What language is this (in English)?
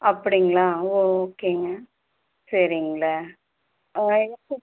Tamil